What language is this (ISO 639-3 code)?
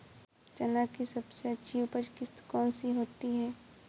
hin